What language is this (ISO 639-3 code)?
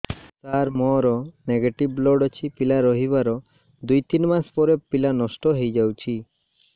ori